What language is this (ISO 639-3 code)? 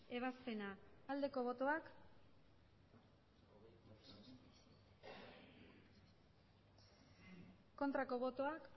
eus